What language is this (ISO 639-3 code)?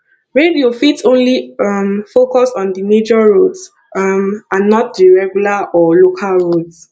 pcm